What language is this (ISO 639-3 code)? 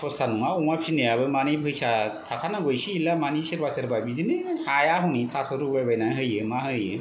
brx